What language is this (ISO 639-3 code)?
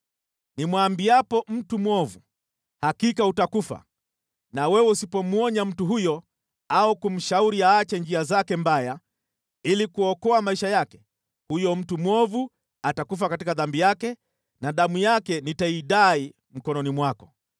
swa